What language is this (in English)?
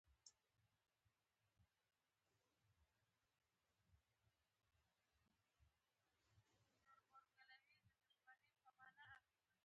Pashto